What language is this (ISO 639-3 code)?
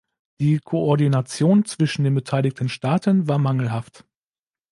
deu